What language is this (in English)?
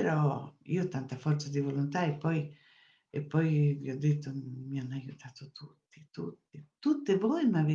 Italian